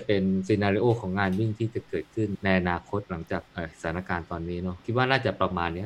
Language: Thai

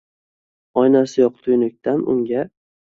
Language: Uzbek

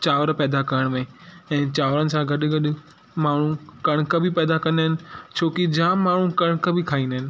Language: Sindhi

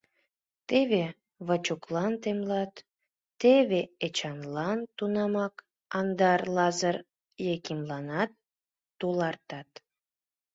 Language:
Mari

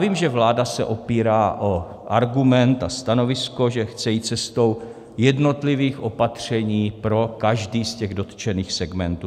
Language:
Czech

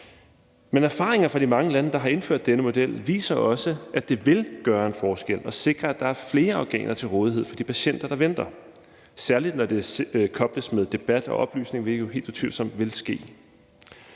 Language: Danish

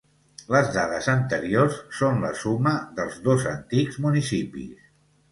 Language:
Catalan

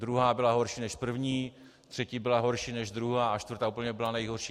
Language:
Czech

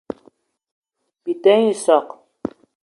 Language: Eton (Cameroon)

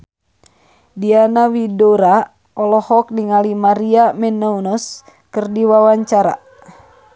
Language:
Sundanese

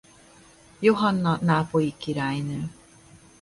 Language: Hungarian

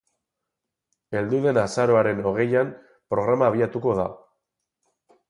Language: Basque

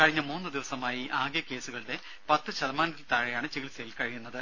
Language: Malayalam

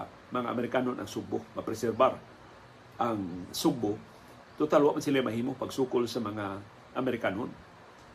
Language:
Filipino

